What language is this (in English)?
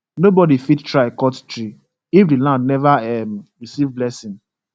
Nigerian Pidgin